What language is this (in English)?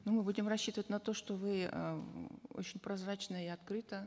Kazakh